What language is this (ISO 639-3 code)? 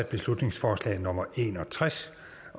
dan